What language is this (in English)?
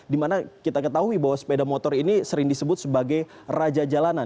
Indonesian